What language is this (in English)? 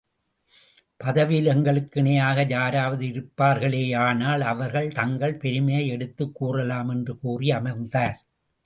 Tamil